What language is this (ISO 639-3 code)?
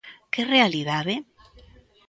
glg